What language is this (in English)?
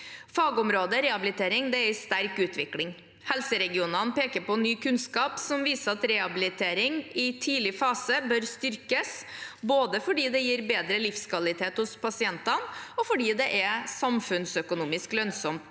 Norwegian